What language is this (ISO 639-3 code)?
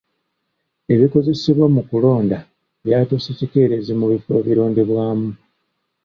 lug